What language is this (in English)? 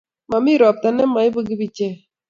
Kalenjin